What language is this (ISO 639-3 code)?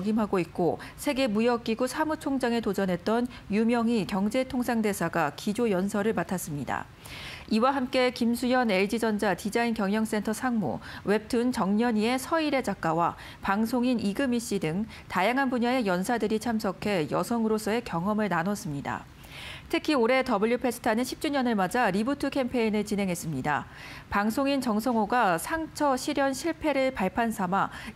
kor